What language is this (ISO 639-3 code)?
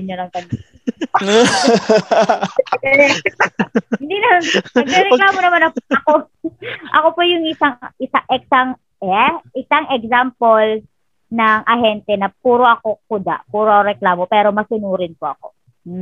fil